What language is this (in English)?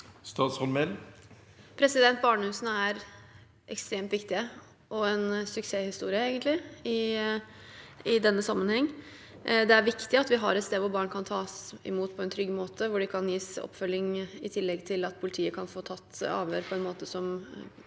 Norwegian